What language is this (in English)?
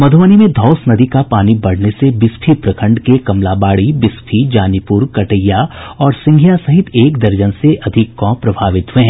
Hindi